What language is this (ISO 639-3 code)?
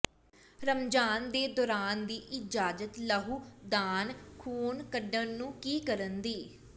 pan